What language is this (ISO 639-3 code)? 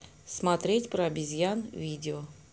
rus